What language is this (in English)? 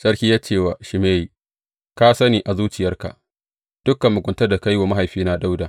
Hausa